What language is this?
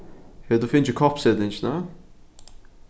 Faroese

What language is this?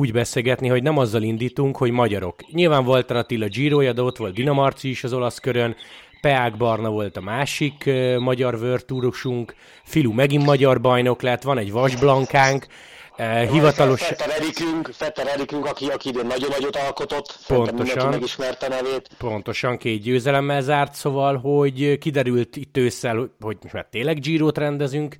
Hungarian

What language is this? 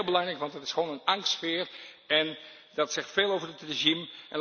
Dutch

